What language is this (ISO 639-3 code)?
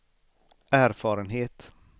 swe